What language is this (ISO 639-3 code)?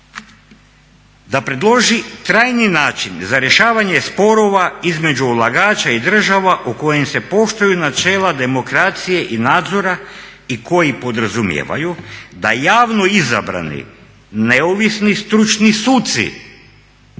hrv